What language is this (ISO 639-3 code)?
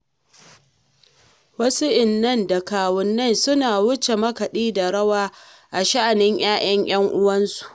hau